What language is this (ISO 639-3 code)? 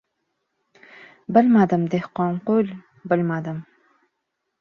uzb